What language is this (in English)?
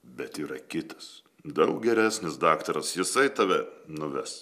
Lithuanian